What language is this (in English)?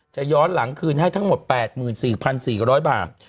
Thai